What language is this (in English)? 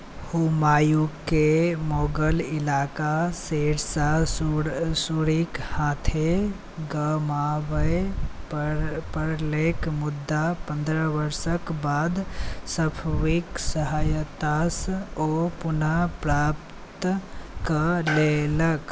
Maithili